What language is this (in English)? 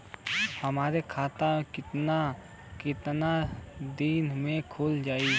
Bhojpuri